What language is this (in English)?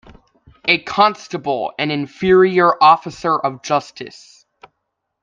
English